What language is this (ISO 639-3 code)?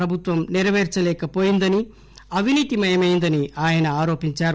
tel